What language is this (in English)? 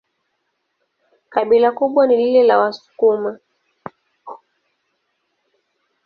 Swahili